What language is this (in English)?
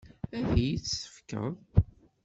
Kabyle